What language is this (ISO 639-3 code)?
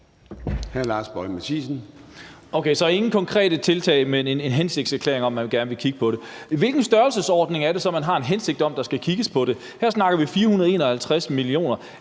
dan